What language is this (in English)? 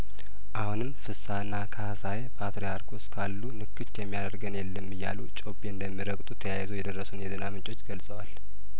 Amharic